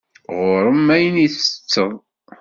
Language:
Kabyle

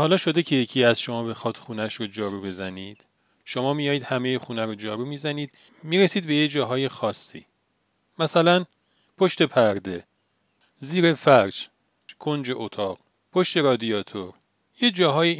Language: Persian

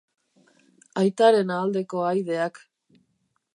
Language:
Basque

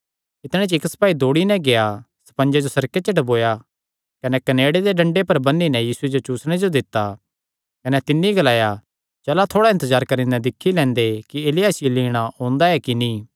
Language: Kangri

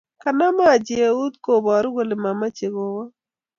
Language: Kalenjin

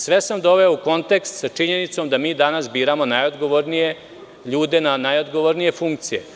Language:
Serbian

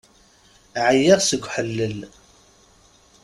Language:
Kabyle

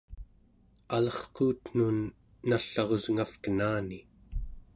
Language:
Central Yupik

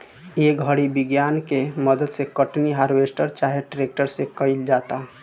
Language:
Bhojpuri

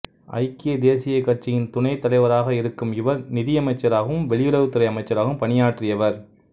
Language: Tamil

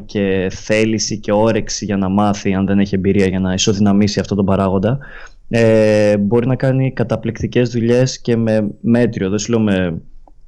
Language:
Greek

